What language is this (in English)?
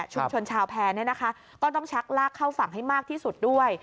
Thai